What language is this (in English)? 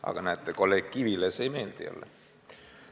Estonian